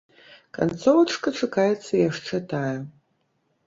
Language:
Belarusian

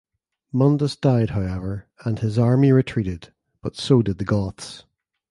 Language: English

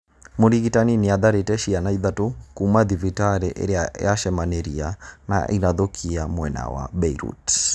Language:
Kikuyu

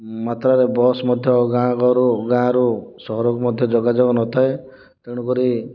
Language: Odia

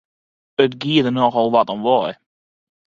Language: Western Frisian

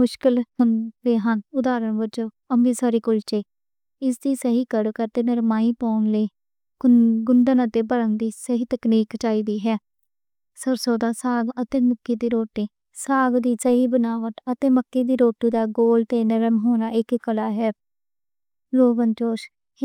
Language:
Western Panjabi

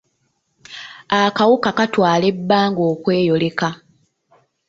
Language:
Ganda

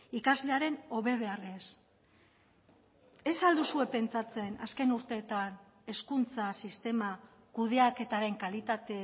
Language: Basque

